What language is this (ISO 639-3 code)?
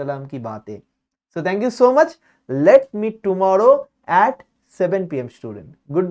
hin